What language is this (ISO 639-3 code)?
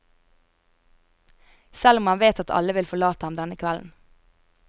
nor